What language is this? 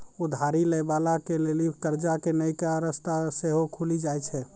Maithili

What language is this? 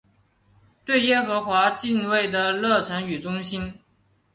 Chinese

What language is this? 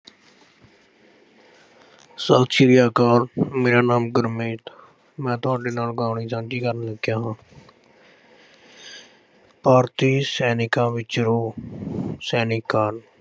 Punjabi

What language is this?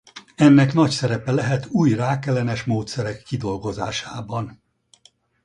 Hungarian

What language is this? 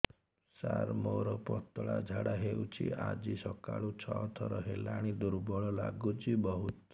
Odia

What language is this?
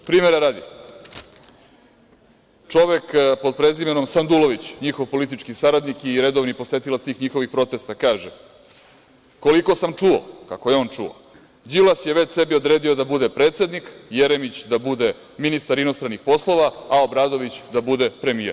Serbian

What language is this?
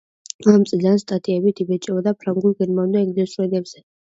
Georgian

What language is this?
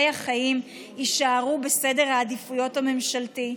Hebrew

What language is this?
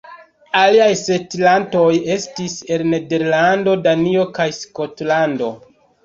Esperanto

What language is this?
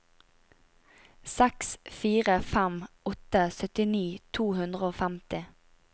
Norwegian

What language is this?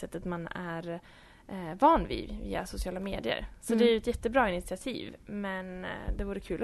Swedish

